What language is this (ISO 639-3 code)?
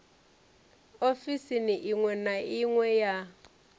ven